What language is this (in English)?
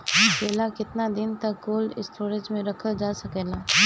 Bhojpuri